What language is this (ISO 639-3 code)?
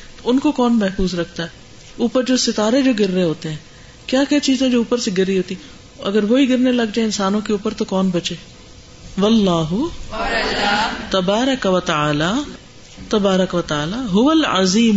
urd